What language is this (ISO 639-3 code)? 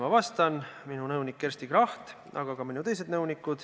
est